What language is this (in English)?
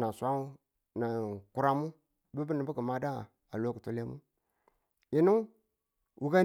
Tula